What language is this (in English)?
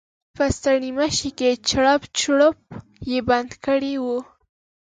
Pashto